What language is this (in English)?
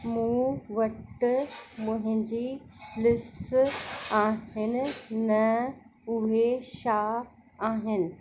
Sindhi